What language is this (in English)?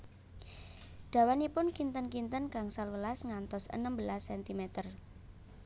Javanese